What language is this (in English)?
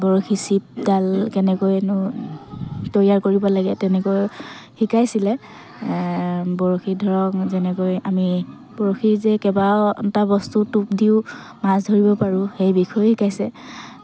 Assamese